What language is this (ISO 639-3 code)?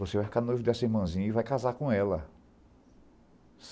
por